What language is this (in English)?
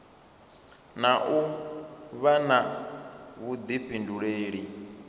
Venda